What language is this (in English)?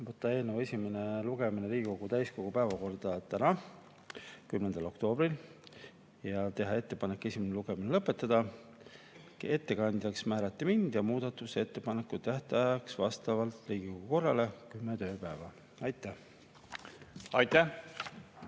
Estonian